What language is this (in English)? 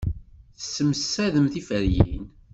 Kabyle